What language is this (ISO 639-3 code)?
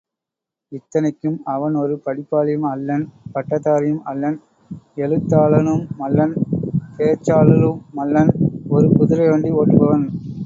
tam